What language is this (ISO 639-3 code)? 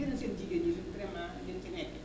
wol